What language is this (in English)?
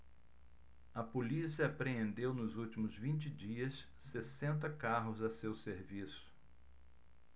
Portuguese